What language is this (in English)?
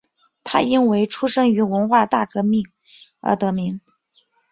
Chinese